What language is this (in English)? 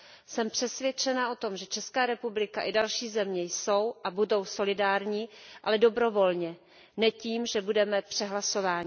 Czech